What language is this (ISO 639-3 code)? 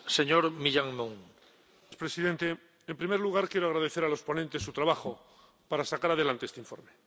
spa